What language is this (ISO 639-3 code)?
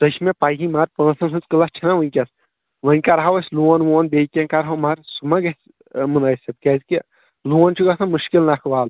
kas